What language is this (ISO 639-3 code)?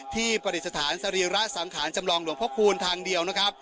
tha